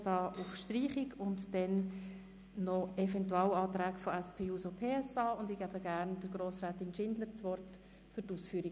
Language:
Swiss German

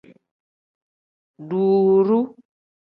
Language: Tem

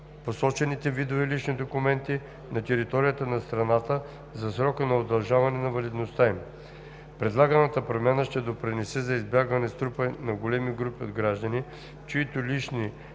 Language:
Bulgarian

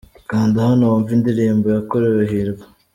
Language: Kinyarwanda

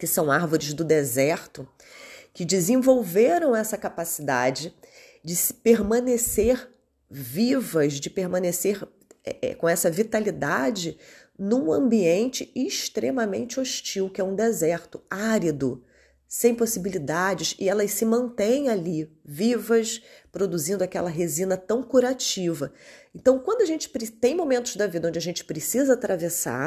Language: Portuguese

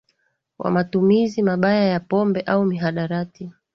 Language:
Swahili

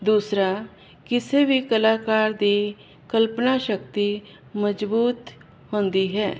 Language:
Punjabi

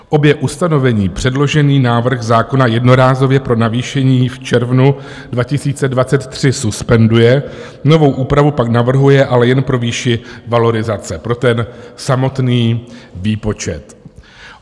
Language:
Czech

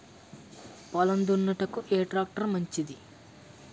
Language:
Telugu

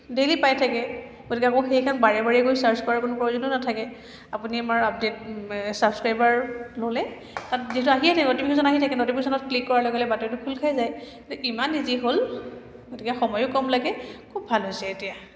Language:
Assamese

